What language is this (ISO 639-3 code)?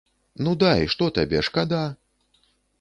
bel